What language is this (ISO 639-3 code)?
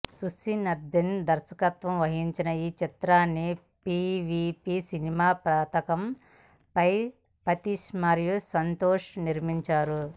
tel